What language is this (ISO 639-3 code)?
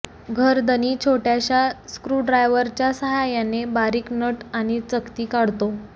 mar